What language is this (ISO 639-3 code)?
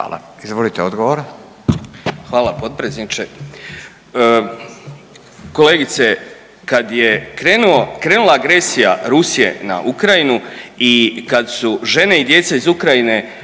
hrv